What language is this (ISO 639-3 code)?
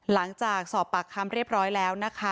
tha